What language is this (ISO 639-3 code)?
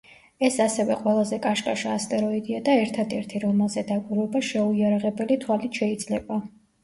kat